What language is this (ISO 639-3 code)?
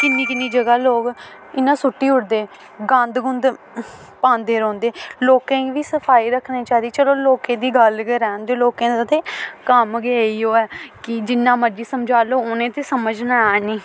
doi